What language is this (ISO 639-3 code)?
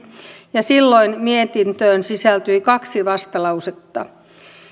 fin